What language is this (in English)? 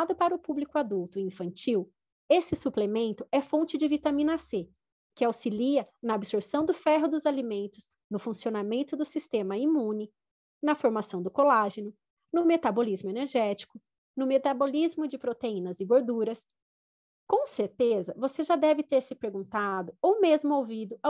Portuguese